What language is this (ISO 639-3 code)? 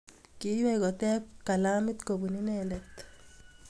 kln